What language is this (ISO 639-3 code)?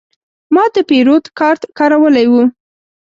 pus